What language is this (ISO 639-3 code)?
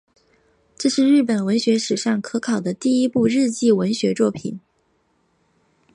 zho